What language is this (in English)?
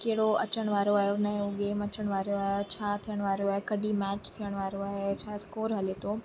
Sindhi